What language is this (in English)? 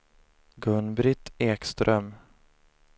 Swedish